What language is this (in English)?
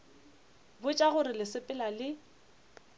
Northern Sotho